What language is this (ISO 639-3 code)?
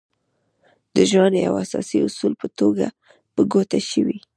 pus